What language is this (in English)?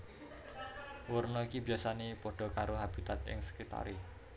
Javanese